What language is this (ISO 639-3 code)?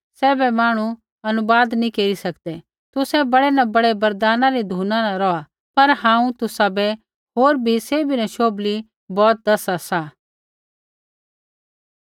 kfx